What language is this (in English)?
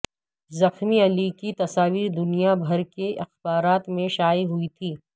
Urdu